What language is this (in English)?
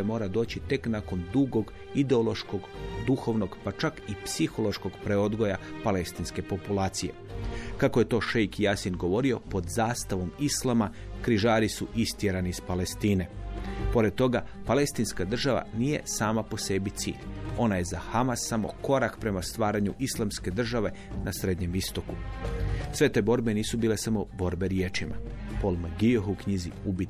Croatian